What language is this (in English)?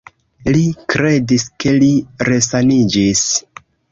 Esperanto